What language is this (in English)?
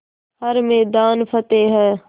Hindi